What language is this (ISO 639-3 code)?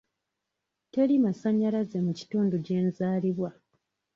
lug